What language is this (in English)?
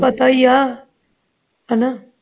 Punjabi